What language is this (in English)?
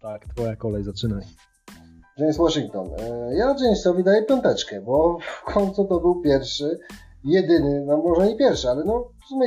Polish